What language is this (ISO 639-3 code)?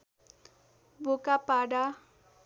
nep